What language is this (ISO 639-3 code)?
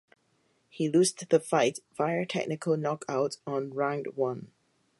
eng